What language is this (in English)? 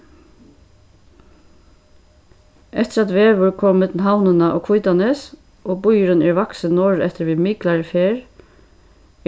Faroese